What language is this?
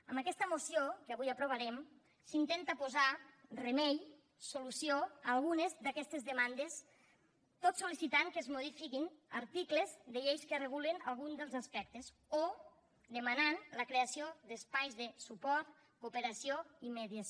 Catalan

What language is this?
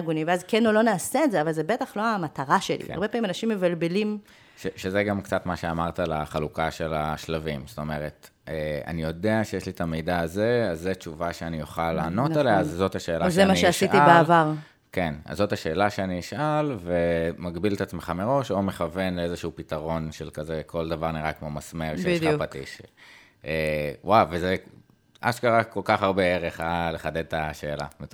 Hebrew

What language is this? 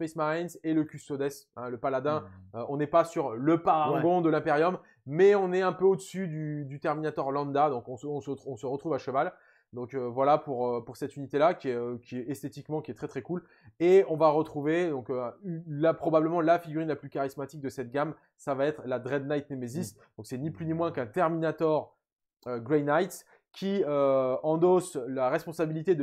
French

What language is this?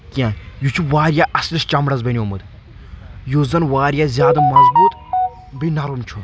Kashmiri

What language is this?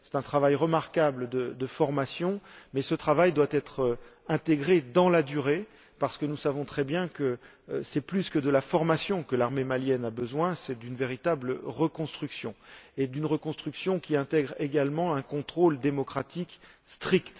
French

